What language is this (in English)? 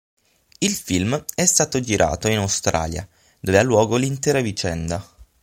Italian